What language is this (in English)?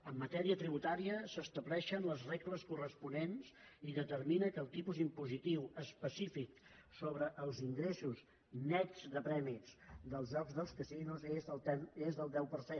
Catalan